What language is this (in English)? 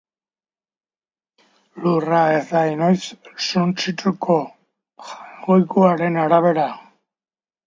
Basque